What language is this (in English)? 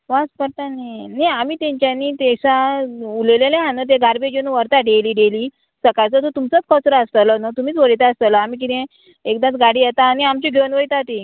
Konkani